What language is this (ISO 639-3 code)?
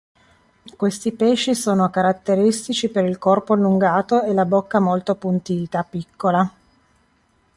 ita